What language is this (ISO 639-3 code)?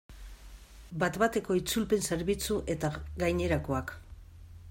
eus